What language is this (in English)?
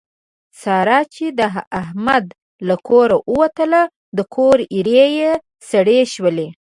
Pashto